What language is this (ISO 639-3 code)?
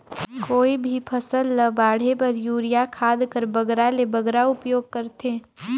hne